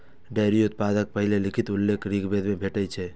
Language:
Maithili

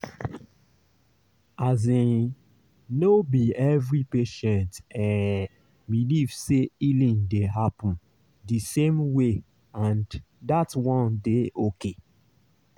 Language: Nigerian Pidgin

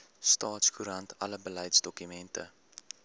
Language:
Afrikaans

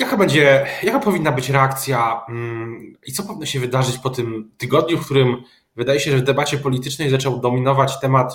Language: Polish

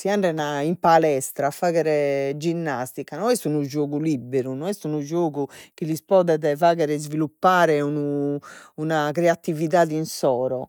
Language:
Sardinian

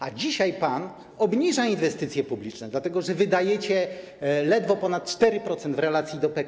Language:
Polish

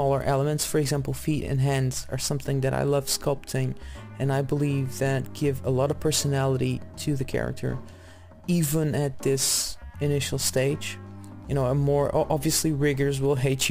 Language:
English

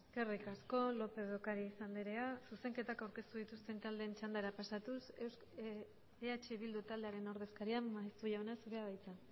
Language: Basque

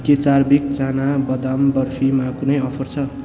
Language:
Nepali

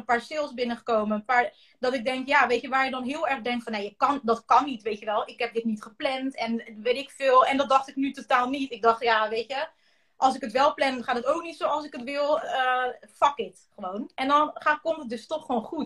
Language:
Dutch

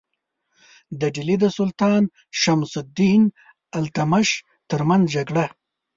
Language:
Pashto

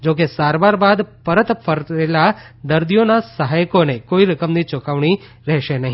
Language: Gujarati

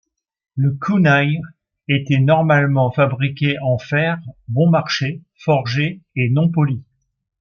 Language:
French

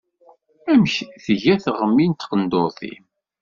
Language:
Kabyle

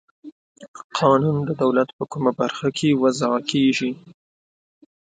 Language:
Pashto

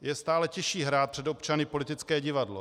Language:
Czech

